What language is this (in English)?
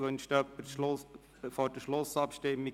Swiss German